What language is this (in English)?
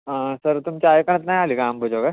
Marathi